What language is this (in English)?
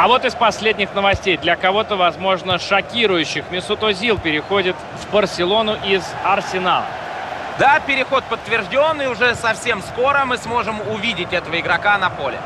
Russian